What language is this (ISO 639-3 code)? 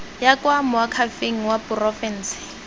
tsn